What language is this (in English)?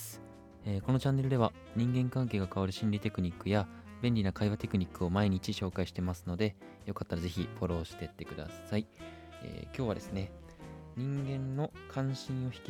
Japanese